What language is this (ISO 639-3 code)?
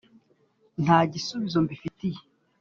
kin